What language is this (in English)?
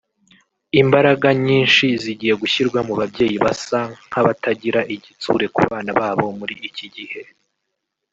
Kinyarwanda